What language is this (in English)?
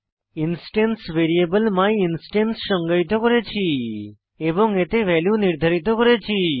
Bangla